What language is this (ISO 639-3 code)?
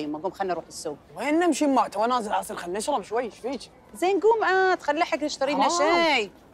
ara